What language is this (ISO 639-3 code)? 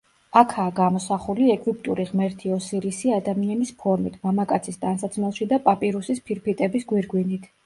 kat